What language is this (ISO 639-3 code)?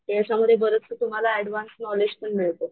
mar